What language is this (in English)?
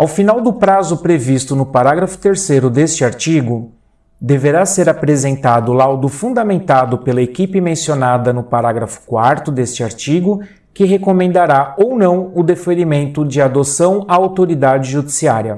Portuguese